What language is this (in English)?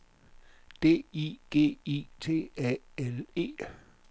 Danish